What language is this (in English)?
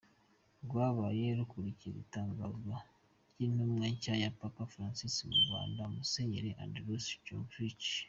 Kinyarwanda